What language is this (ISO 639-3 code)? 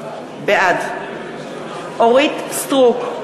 heb